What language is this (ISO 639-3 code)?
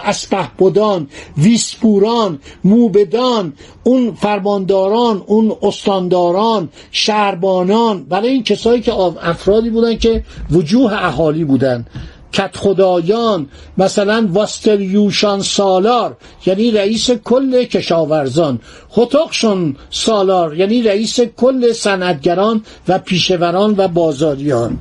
fas